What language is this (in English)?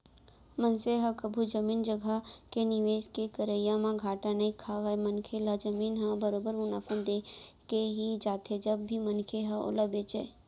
Chhattisgarhi